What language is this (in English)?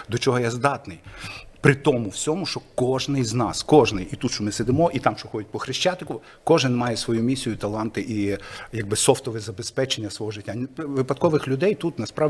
Ukrainian